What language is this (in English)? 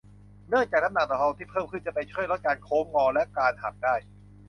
Thai